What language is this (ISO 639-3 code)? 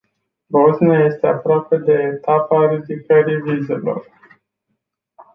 ron